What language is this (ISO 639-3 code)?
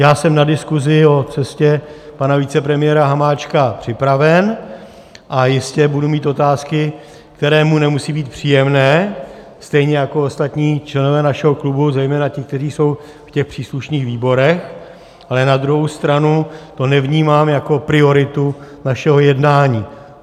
ces